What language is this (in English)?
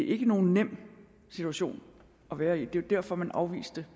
Danish